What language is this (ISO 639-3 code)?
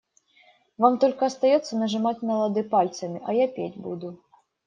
rus